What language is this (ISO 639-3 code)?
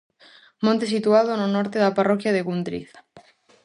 glg